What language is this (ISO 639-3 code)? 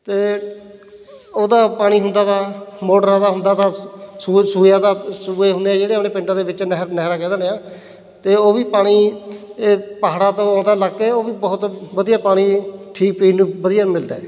pan